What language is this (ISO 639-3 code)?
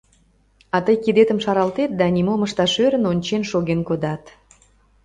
chm